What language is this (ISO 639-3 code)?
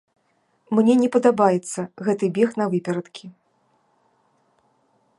bel